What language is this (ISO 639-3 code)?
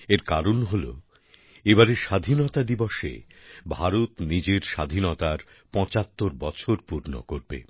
ben